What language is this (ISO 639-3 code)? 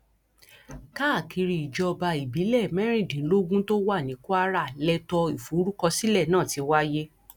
yor